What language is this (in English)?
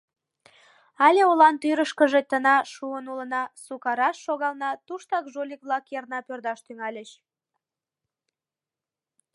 Mari